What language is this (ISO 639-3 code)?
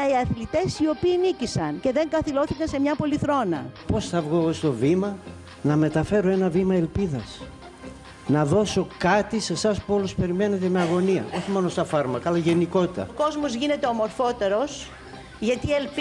ell